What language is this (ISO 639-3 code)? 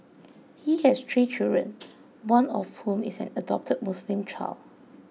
eng